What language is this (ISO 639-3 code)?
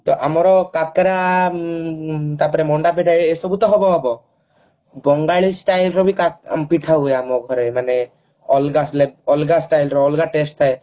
ori